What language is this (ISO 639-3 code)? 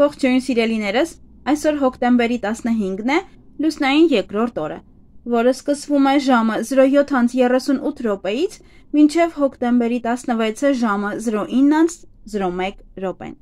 ron